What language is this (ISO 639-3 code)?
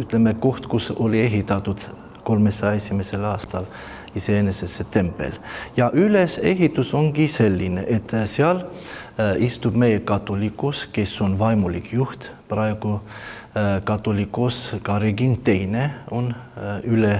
ron